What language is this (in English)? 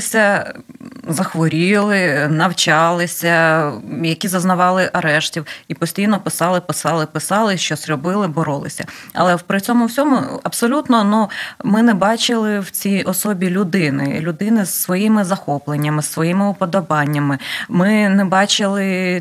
Ukrainian